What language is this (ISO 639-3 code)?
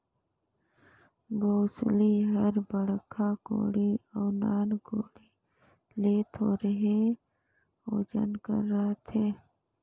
hne